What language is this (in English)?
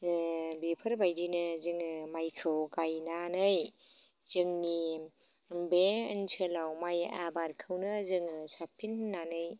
Bodo